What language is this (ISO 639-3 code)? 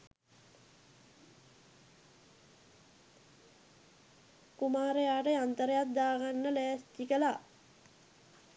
sin